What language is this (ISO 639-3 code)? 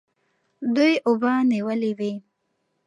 pus